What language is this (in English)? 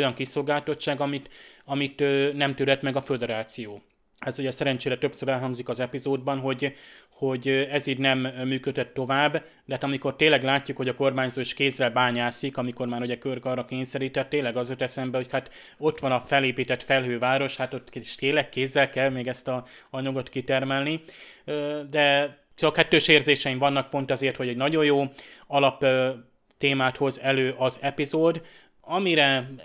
Hungarian